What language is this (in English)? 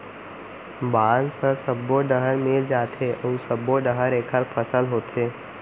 Chhattisgarhi